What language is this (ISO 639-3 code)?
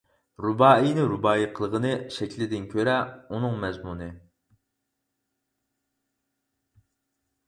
uig